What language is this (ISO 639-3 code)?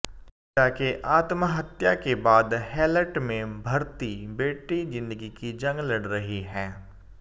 hin